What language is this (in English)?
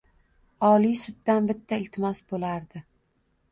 Uzbek